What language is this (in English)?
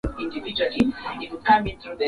Swahili